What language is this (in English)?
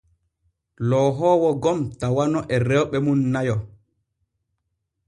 Borgu Fulfulde